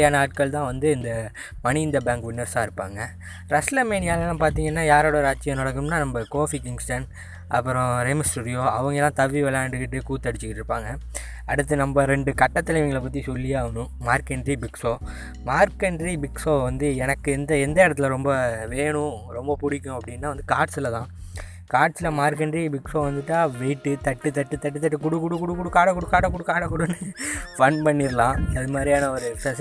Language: Tamil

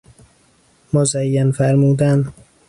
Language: Persian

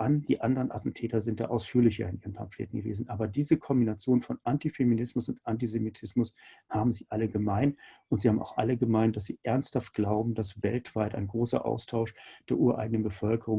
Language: German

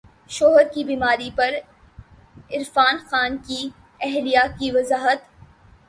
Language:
Urdu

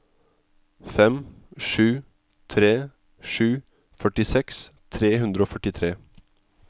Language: Norwegian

